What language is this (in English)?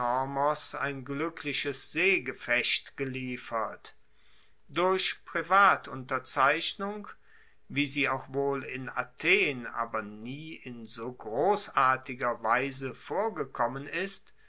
German